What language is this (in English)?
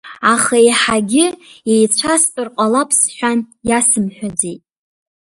Abkhazian